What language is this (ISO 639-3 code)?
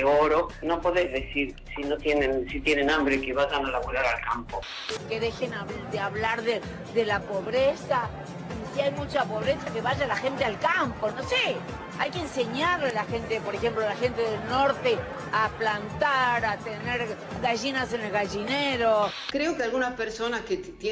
spa